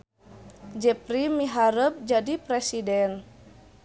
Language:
Sundanese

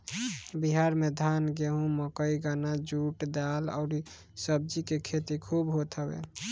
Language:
Bhojpuri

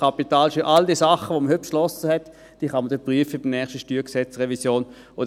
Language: Swiss German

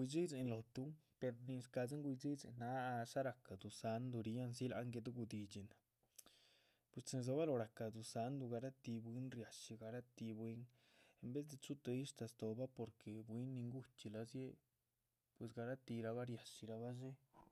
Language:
Chichicapan Zapotec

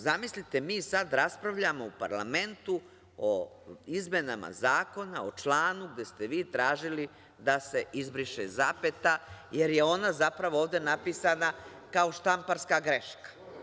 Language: Serbian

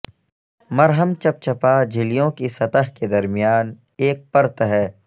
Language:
Urdu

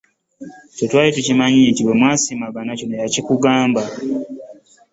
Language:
Ganda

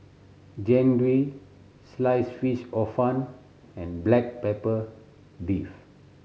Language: English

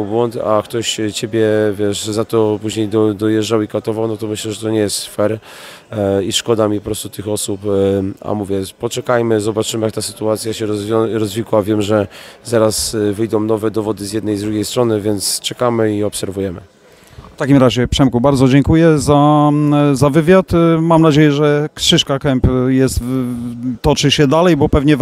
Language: Polish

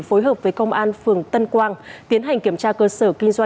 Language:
Vietnamese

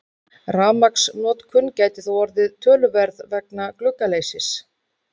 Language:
Icelandic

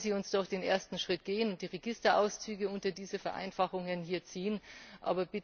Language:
German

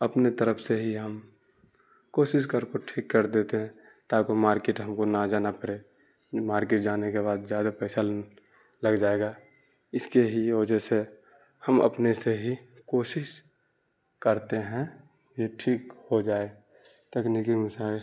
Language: Urdu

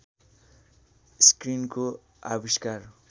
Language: Nepali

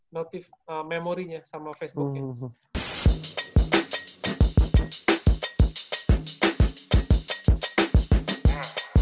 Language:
Indonesian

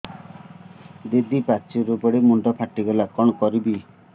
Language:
Odia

